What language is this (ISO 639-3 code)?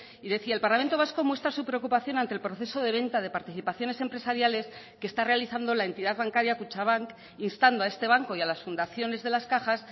spa